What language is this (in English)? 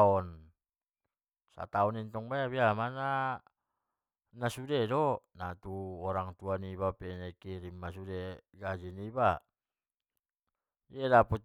Batak Mandailing